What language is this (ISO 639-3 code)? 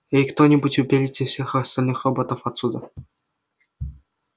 rus